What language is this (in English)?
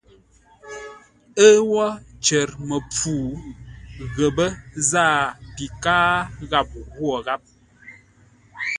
Ngombale